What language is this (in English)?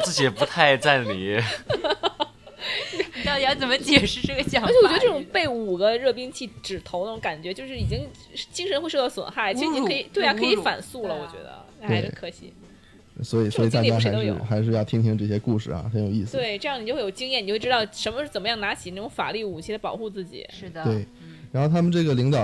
Chinese